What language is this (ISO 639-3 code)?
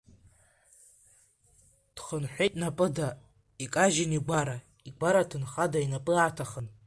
abk